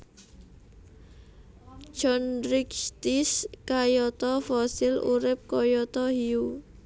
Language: Javanese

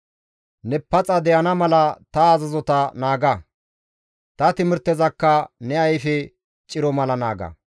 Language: Gamo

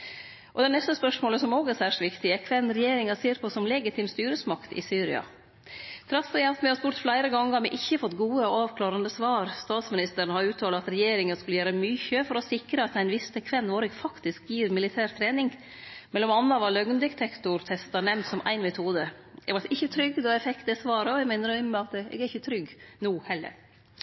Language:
Norwegian Nynorsk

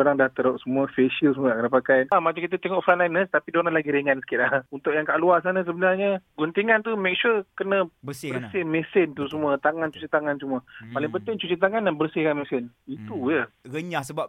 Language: Malay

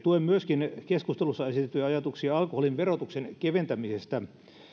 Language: Finnish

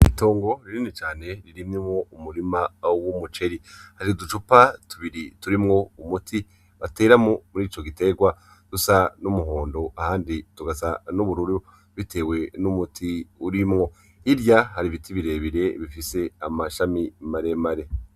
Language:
Rundi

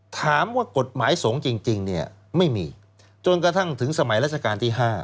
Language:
Thai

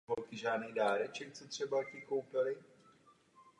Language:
Czech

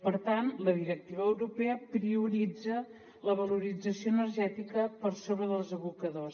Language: Catalan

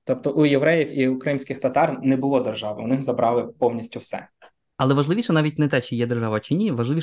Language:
Ukrainian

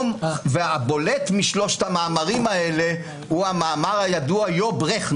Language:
Hebrew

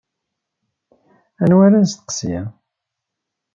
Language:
Kabyle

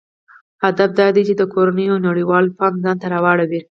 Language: Pashto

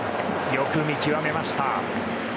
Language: Japanese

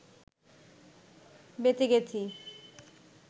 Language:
Bangla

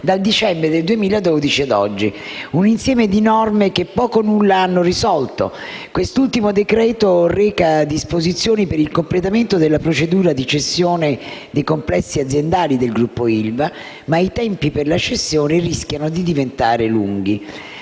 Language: Italian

